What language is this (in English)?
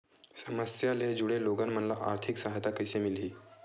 Chhattisgarhi